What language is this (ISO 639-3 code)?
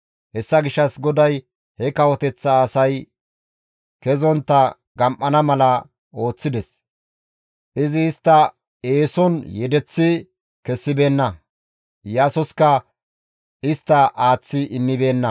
gmv